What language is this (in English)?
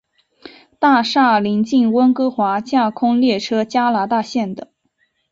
Chinese